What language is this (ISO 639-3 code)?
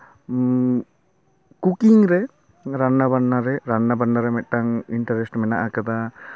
sat